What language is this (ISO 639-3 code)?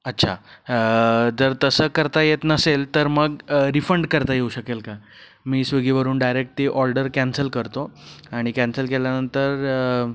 mar